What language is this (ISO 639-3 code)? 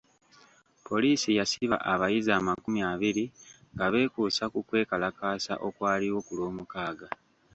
lug